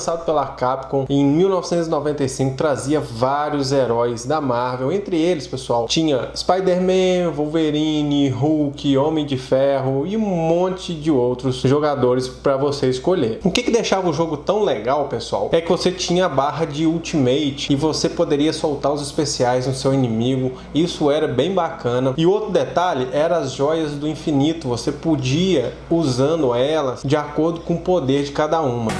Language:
Portuguese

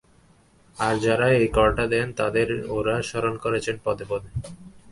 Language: Bangla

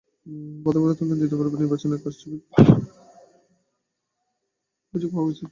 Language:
Bangla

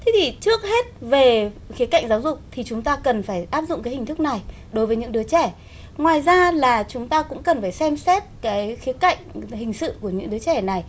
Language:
Vietnamese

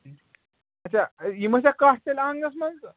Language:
Kashmiri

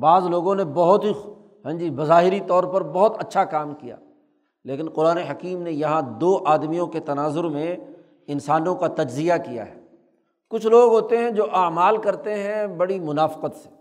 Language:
Urdu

